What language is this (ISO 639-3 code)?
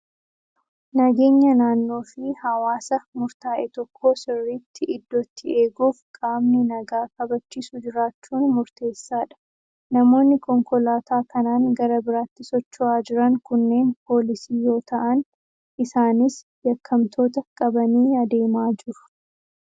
orm